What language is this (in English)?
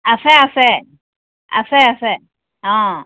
Assamese